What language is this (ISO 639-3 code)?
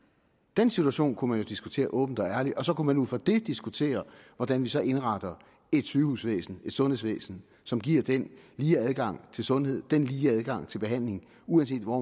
dan